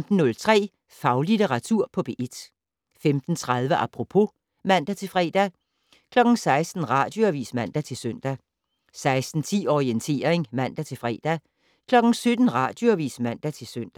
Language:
Danish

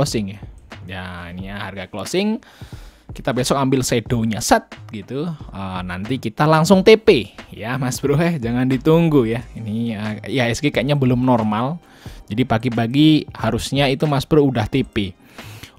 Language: Indonesian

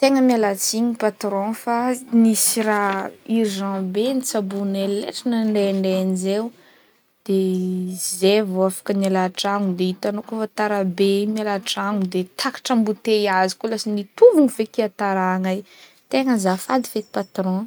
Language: Northern Betsimisaraka Malagasy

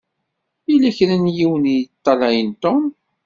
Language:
Kabyle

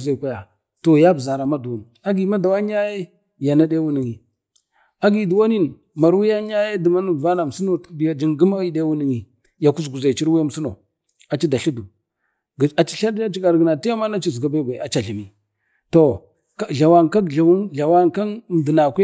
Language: Bade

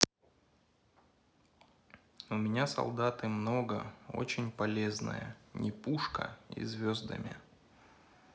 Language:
Russian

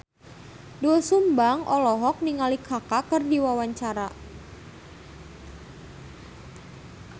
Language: Sundanese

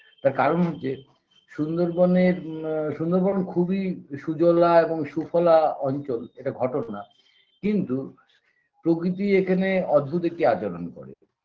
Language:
Bangla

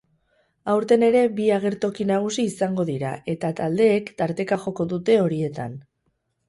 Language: Basque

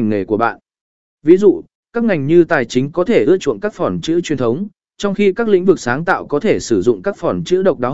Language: Vietnamese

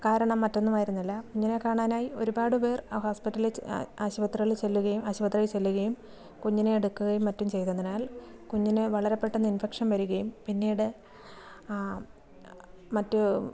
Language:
Malayalam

